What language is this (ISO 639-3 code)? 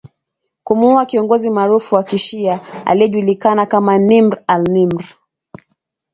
swa